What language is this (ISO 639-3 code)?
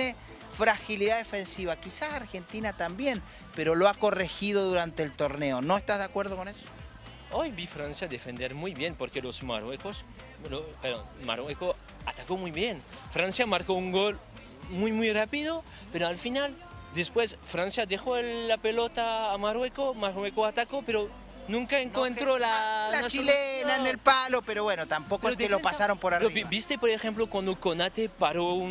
spa